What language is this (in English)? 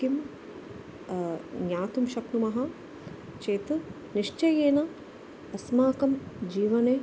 Sanskrit